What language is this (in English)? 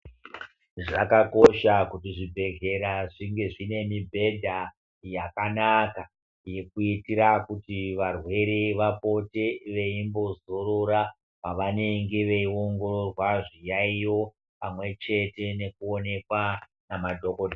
Ndau